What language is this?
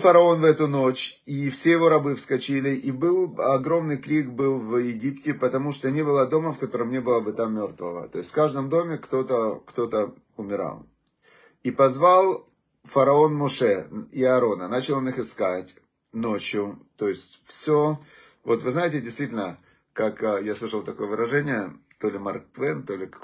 Russian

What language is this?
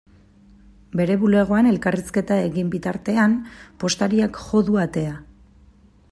Basque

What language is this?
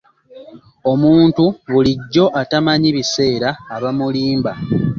Ganda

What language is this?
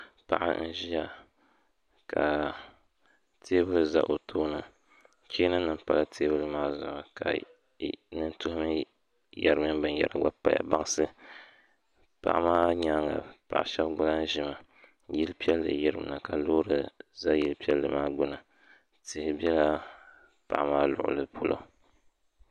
Dagbani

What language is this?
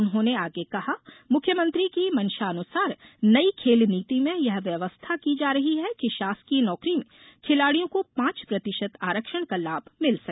Hindi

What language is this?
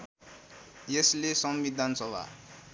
Nepali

